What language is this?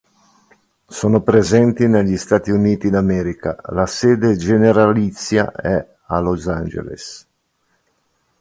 Italian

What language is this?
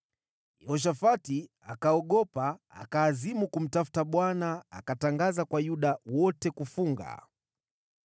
Swahili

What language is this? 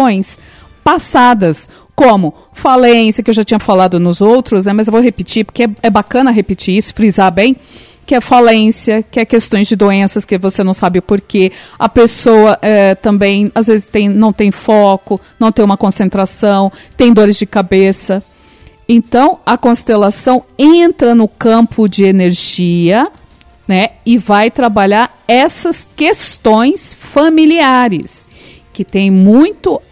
Portuguese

